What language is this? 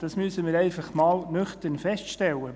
Swiss German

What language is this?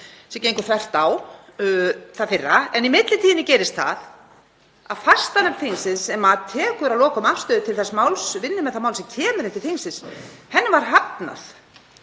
Icelandic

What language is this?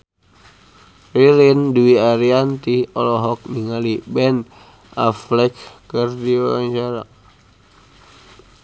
Sundanese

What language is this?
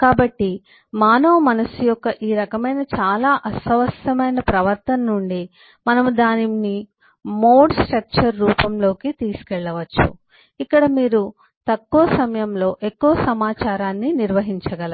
Telugu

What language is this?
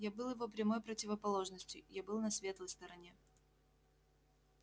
Russian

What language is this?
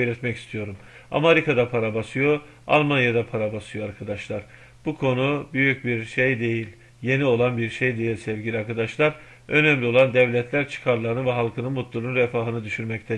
Turkish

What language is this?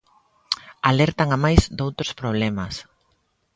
Galician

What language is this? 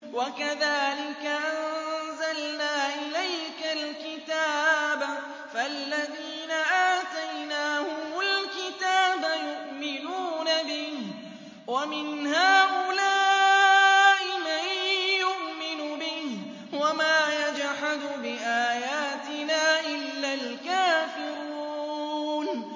Arabic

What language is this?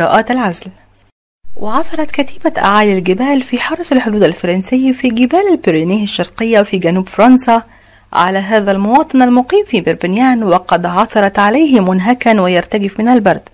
Arabic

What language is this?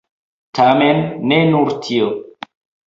Esperanto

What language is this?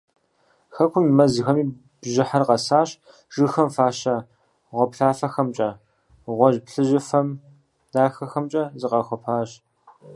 Kabardian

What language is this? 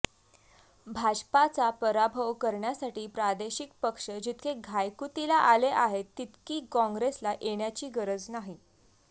Marathi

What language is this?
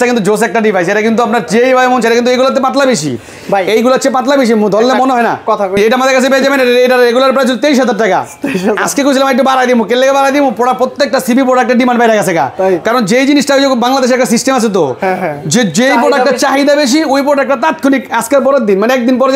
Bangla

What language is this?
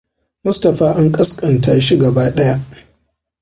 Hausa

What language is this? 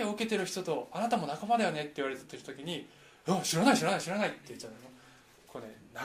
Japanese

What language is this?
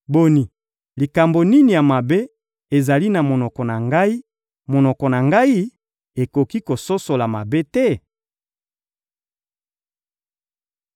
Lingala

